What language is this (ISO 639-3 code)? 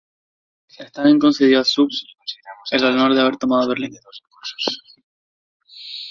spa